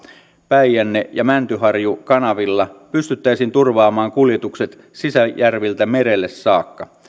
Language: Finnish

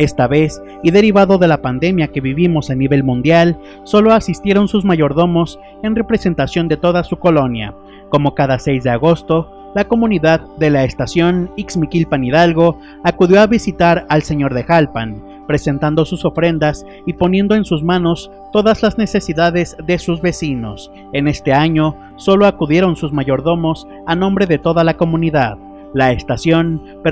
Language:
Spanish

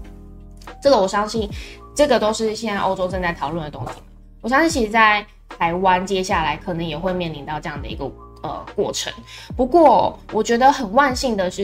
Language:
Chinese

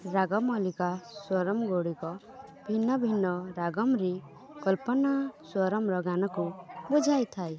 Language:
Odia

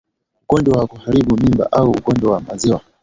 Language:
Swahili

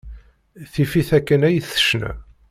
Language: Kabyle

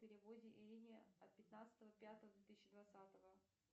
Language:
Russian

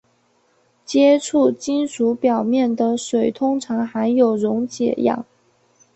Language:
Chinese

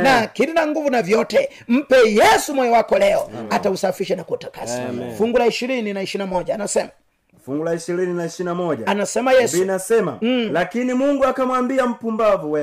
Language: Swahili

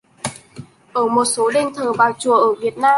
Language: Vietnamese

